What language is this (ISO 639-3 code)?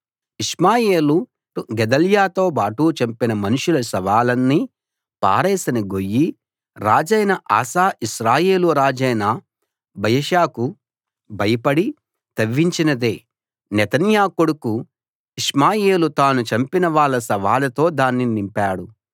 tel